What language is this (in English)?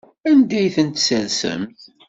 Kabyle